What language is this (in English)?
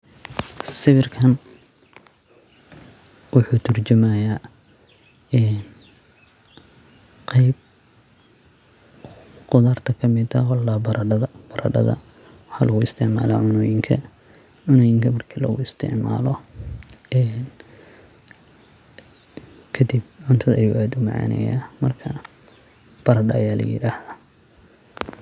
Somali